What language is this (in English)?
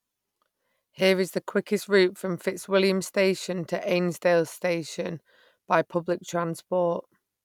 English